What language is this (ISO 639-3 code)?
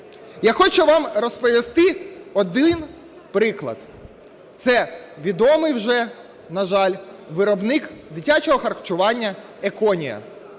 ukr